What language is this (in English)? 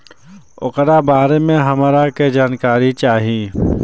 Bhojpuri